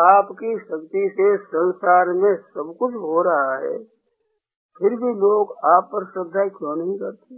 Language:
Hindi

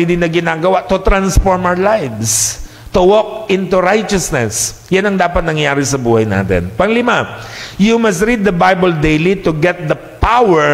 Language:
Filipino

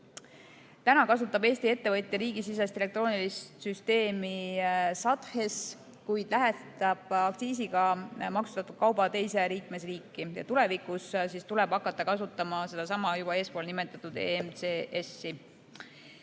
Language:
Estonian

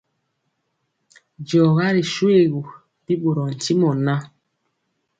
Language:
Mpiemo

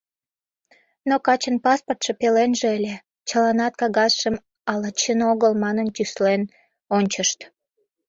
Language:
Mari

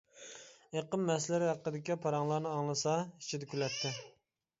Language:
Uyghur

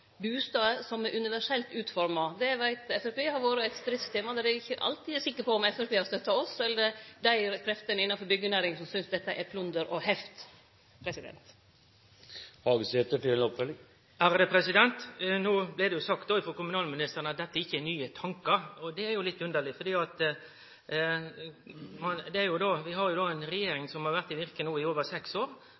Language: Norwegian Nynorsk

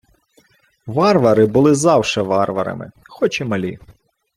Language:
Ukrainian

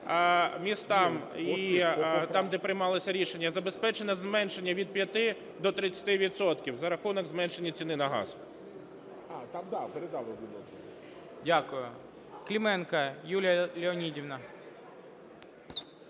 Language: Ukrainian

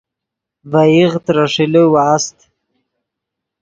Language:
Yidgha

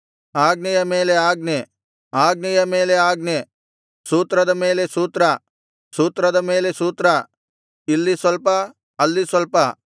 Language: Kannada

